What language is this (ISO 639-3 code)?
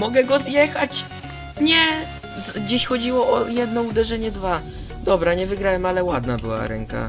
pol